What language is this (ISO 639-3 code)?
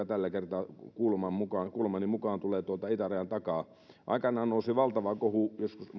fin